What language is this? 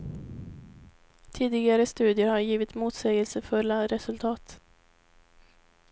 Swedish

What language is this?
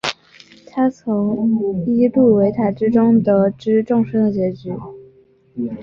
Chinese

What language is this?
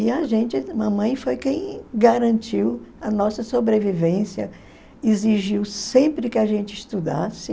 Portuguese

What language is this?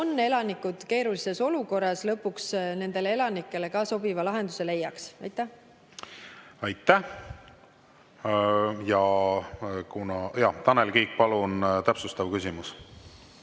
Estonian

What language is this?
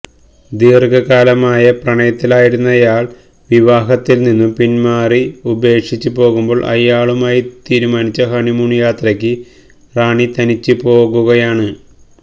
Malayalam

